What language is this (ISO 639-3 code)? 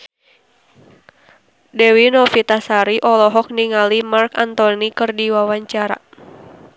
sun